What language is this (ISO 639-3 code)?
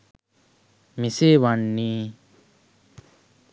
sin